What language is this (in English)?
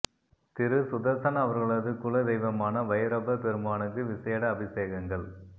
Tamil